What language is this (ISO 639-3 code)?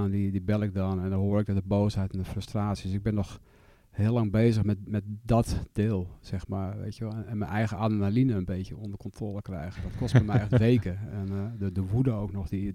nld